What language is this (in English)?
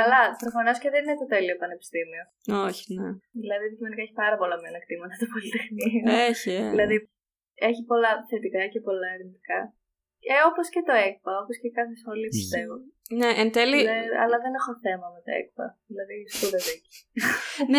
Greek